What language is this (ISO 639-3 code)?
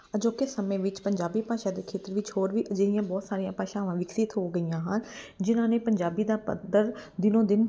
pan